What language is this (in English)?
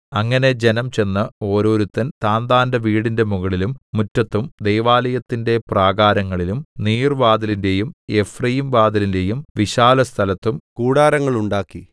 Malayalam